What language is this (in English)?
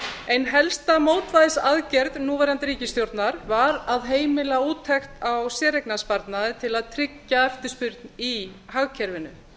Icelandic